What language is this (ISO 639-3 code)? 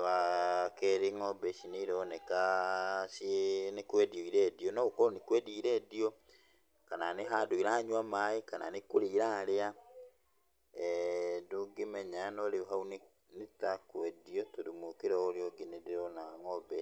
kik